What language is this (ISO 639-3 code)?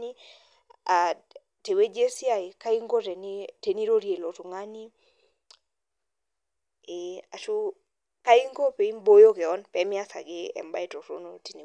mas